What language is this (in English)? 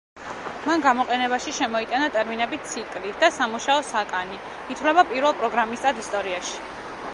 Georgian